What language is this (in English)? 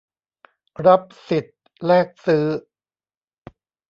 Thai